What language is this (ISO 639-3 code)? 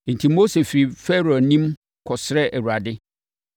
aka